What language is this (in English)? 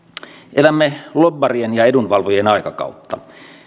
Finnish